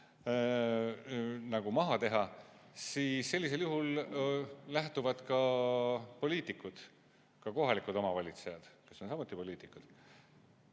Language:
Estonian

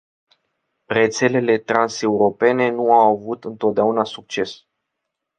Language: Romanian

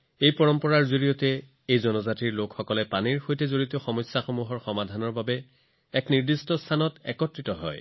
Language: Assamese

